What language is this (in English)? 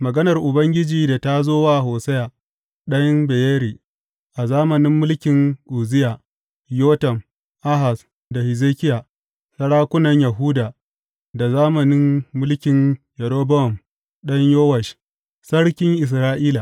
Hausa